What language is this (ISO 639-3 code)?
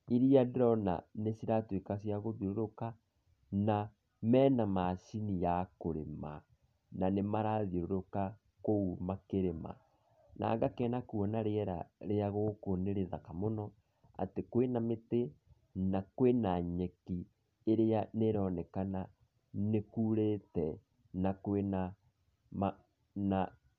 kik